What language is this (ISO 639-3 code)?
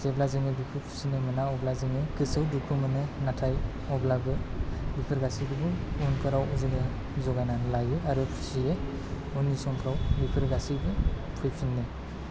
brx